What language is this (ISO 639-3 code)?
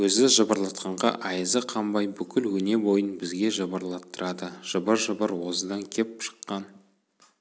kaz